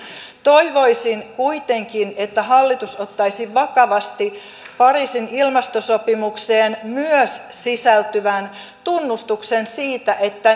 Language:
Finnish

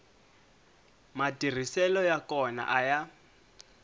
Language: Tsonga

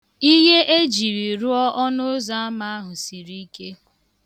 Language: Igbo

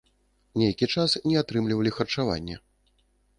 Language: Belarusian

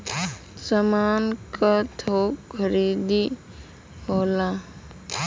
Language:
Bhojpuri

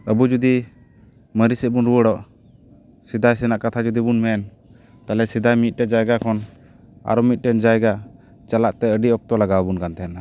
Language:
Santali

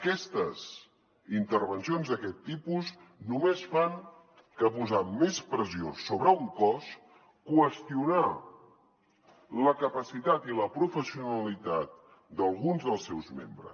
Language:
Catalan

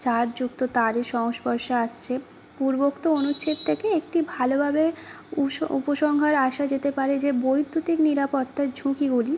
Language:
Bangla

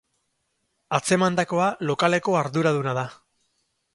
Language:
Basque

